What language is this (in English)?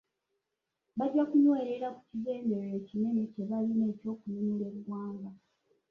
Ganda